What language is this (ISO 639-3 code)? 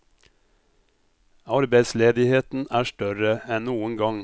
nor